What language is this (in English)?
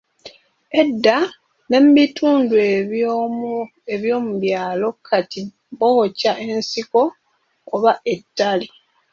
Ganda